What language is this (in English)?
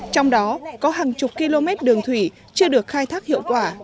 Vietnamese